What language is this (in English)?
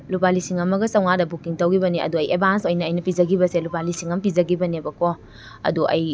Manipuri